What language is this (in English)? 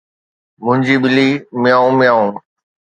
Sindhi